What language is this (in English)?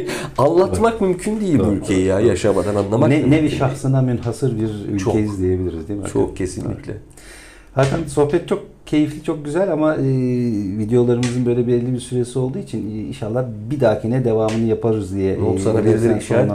Turkish